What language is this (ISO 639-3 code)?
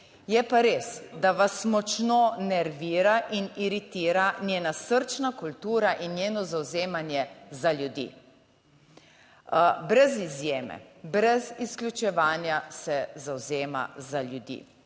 slv